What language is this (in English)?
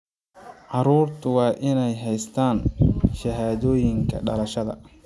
Somali